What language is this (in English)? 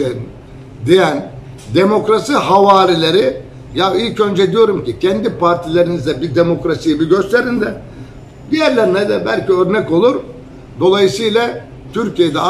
Turkish